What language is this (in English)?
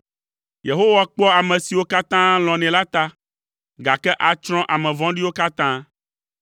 Ewe